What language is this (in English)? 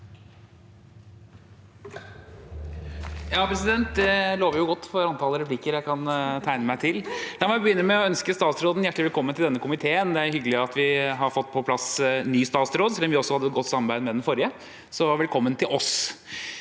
Norwegian